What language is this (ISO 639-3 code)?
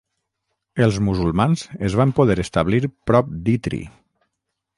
cat